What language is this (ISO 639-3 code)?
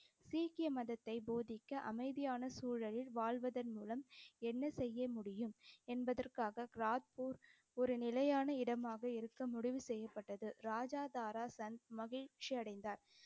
tam